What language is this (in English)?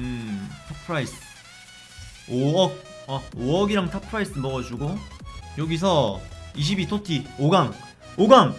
Korean